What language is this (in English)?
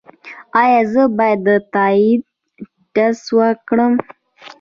Pashto